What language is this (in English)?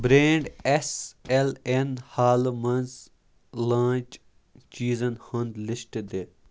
Kashmiri